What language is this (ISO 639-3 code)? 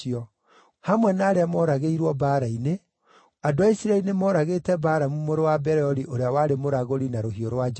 kik